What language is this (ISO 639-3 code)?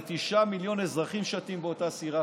heb